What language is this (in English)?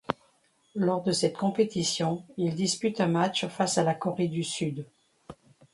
French